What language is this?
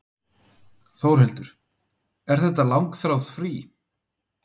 Icelandic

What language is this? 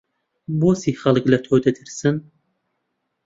Central Kurdish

